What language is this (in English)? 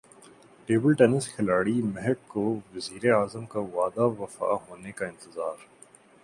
Urdu